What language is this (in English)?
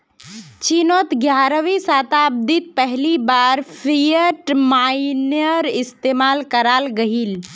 Magahi